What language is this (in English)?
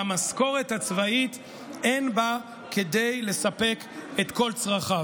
Hebrew